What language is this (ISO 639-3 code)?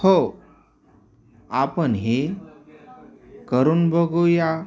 mar